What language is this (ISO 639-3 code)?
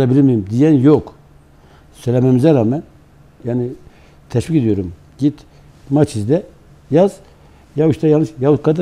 tur